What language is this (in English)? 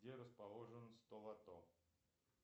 Russian